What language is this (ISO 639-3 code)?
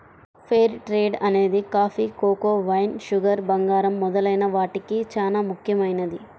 tel